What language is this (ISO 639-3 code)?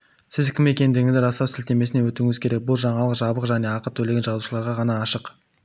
kaz